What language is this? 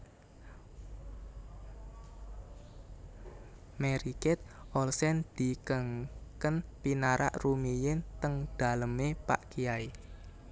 Javanese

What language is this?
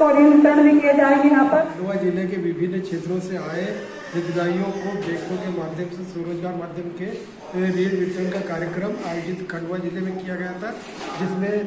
Hindi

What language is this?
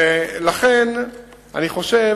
Hebrew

